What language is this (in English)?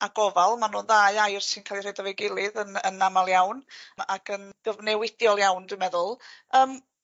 Welsh